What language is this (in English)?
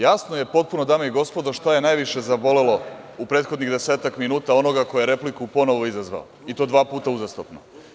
Serbian